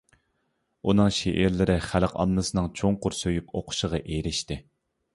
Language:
Uyghur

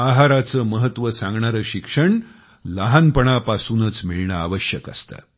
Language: Marathi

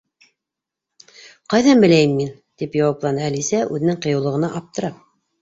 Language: Bashkir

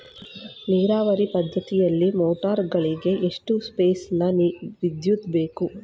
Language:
Kannada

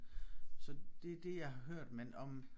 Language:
Danish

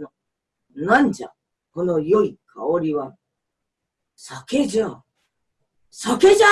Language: Japanese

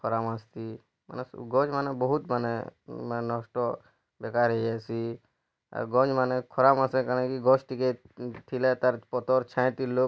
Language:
Odia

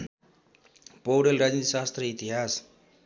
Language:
Nepali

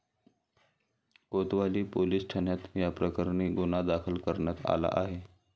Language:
Marathi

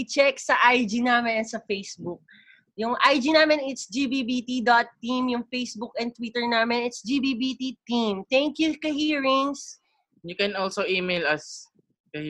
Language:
Filipino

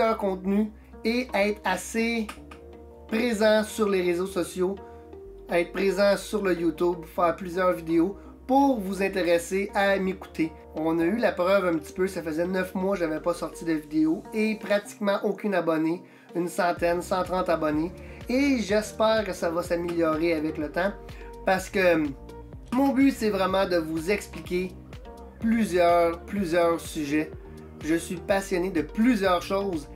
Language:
French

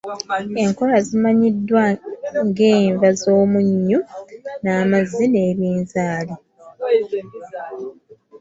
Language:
Ganda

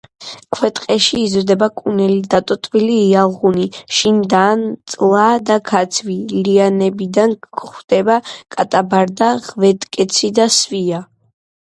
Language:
Georgian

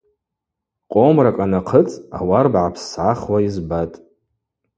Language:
Abaza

